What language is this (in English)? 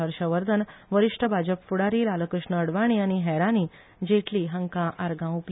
Konkani